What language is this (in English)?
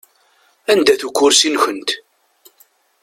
Kabyle